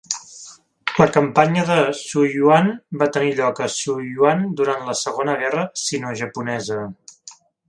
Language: Catalan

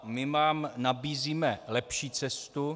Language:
Czech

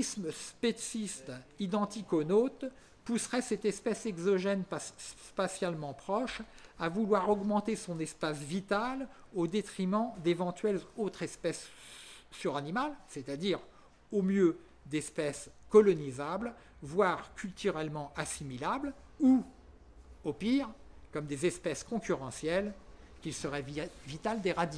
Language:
French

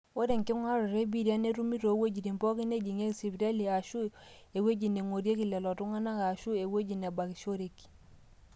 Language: Masai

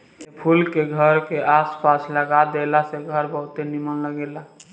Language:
Bhojpuri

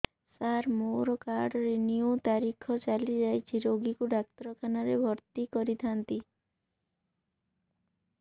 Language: Odia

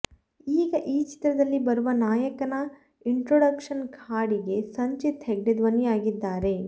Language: Kannada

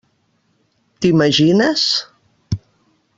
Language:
Catalan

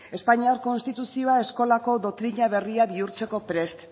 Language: Basque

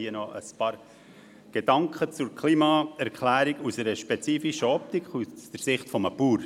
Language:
Swiss German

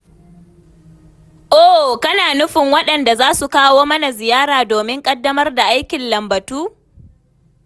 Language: Hausa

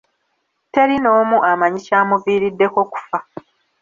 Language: Ganda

